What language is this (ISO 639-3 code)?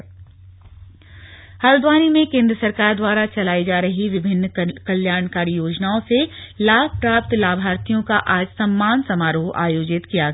hin